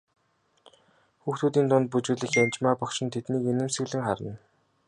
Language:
Mongolian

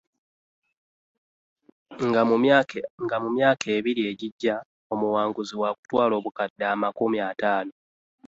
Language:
Ganda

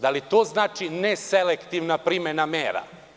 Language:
Serbian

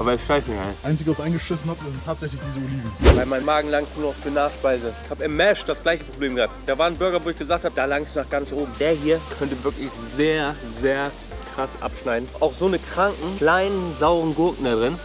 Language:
German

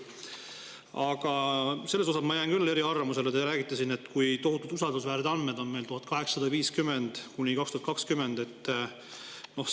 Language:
Estonian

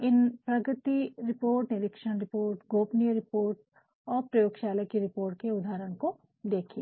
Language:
Hindi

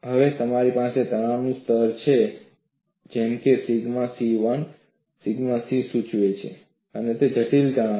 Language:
Gujarati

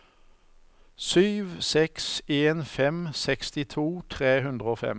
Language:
Norwegian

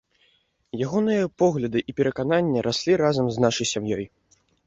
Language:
Belarusian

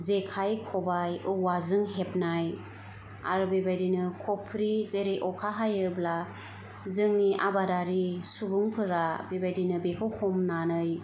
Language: Bodo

